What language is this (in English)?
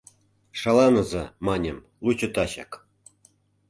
Mari